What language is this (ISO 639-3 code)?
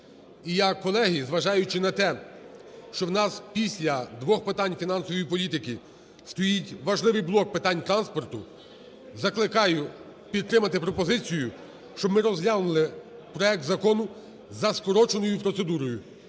ukr